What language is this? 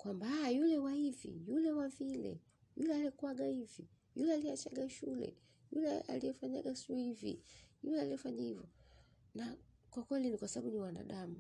Swahili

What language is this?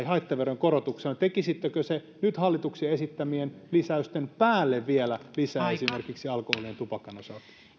Finnish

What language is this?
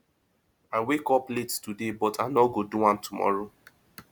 Nigerian Pidgin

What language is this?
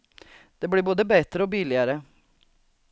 Swedish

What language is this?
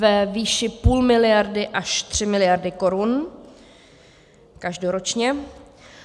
Czech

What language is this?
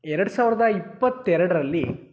Kannada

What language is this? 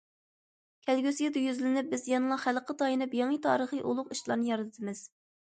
Uyghur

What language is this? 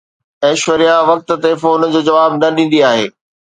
Sindhi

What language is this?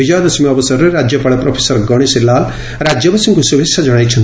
Odia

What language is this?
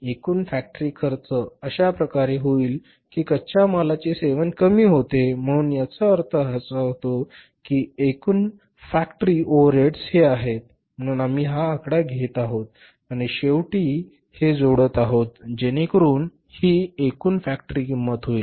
Marathi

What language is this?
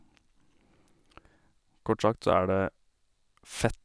Norwegian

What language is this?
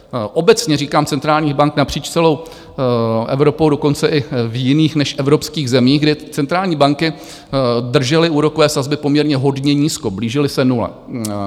Czech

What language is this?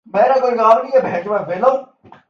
Urdu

